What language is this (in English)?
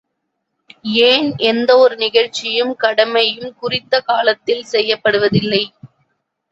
Tamil